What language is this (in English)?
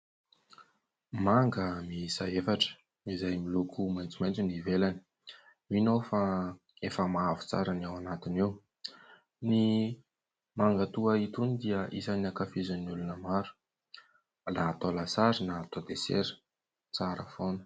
Malagasy